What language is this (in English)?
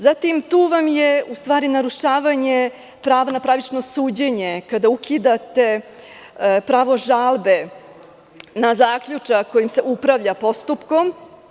Serbian